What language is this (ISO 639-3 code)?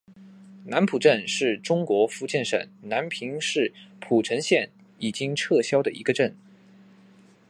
zho